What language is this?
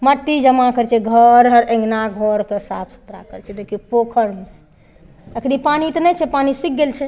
Maithili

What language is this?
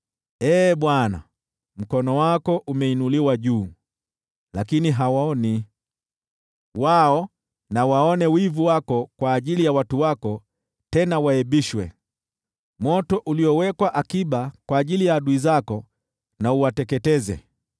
Swahili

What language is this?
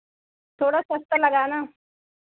Hindi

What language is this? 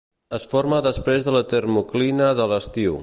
Catalan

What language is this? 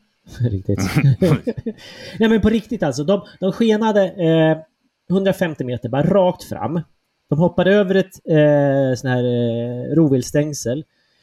Swedish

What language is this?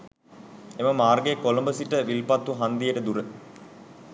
Sinhala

